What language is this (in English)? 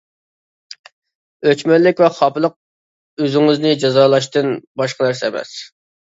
Uyghur